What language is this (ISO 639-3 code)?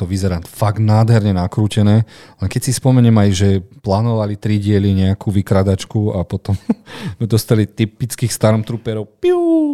slk